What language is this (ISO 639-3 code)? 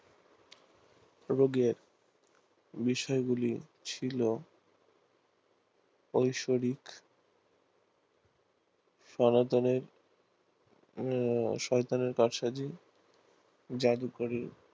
ben